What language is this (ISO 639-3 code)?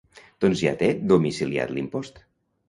cat